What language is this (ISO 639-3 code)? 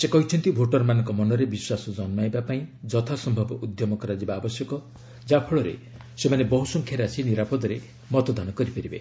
ori